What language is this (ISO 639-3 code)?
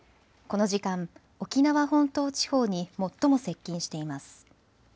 jpn